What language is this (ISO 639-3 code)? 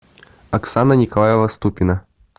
rus